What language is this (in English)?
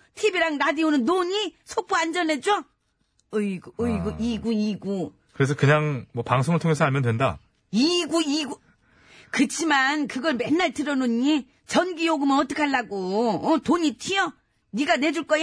Korean